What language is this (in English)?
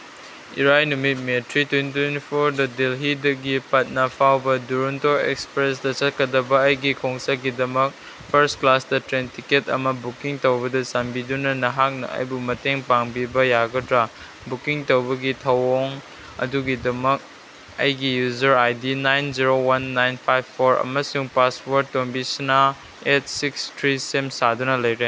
Manipuri